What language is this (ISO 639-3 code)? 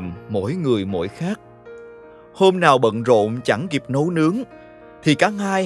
vie